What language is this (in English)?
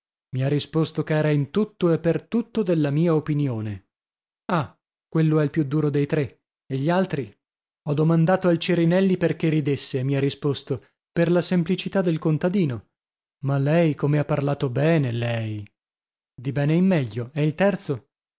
Italian